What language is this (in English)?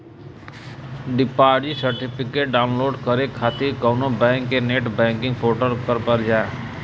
Bhojpuri